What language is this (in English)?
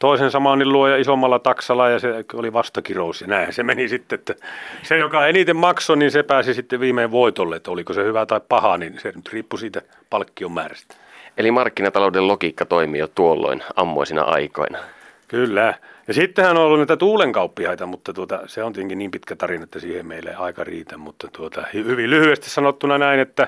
Finnish